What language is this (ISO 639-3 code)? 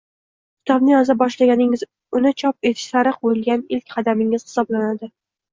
uzb